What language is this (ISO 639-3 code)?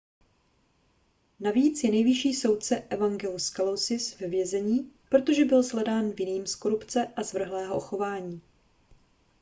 ces